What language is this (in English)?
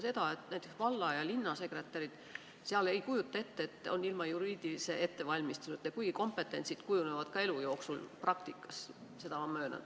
Estonian